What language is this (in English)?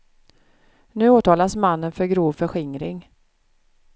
Swedish